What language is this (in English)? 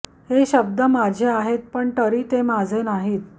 Marathi